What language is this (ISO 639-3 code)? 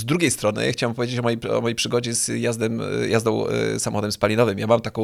pol